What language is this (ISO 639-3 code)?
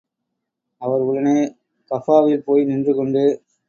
tam